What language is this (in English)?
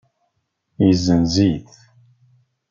Kabyle